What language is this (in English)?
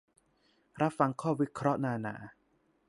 Thai